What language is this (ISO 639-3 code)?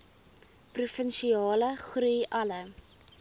afr